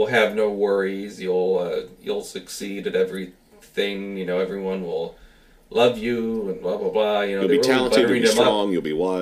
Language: English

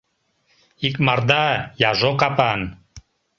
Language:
Mari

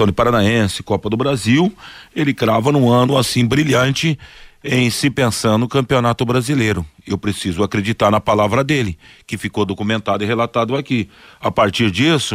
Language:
Portuguese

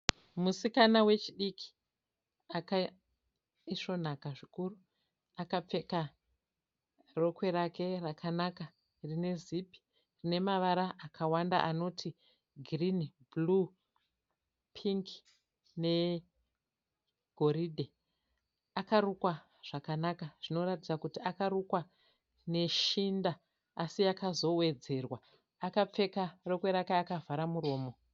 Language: Shona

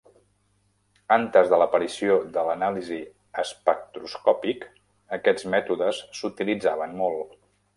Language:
Catalan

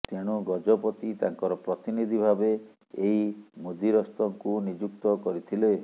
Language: Odia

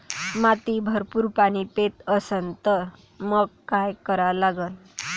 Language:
Marathi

